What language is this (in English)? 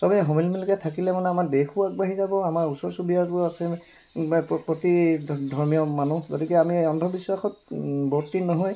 Assamese